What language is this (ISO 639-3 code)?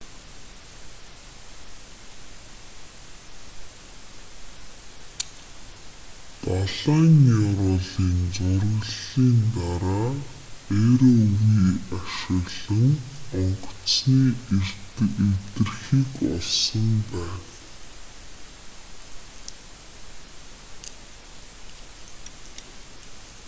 mon